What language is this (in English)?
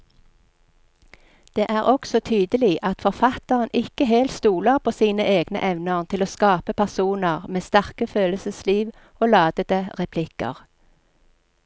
Norwegian